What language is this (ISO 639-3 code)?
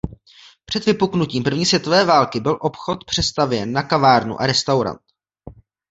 ces